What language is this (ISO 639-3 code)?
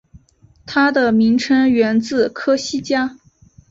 zho